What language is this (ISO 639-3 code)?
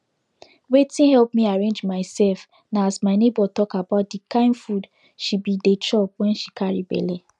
pcm